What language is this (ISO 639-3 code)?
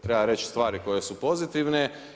hrv